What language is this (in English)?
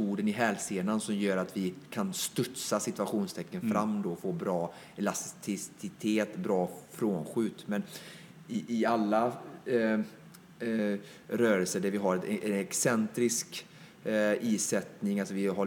Swedish